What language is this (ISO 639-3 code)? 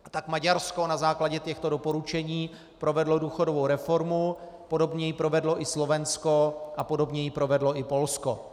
ces